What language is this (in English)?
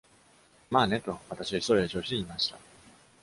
Japanese